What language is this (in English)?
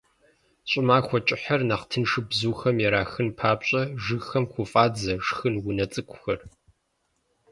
Kabardian